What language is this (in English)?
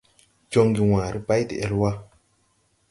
Tupuri